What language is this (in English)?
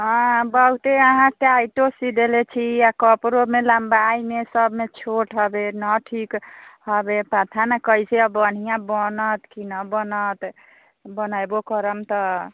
Maithili